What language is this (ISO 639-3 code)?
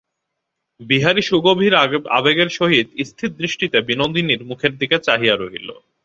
ben